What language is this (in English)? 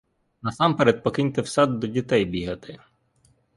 Ukrainian